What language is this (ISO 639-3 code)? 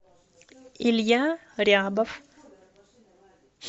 rus